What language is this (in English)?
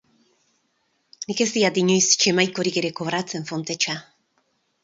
Basque